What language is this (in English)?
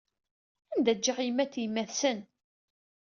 Kabyle